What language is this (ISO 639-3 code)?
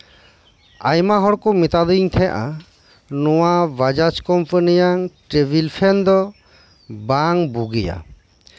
sat